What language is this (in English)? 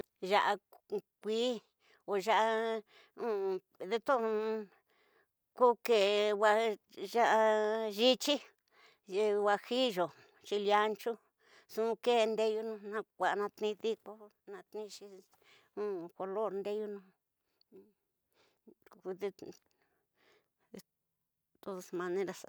Tidaá Mixtec